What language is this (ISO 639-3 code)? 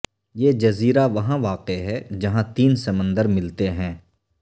urd